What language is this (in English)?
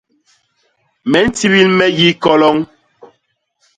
Basaa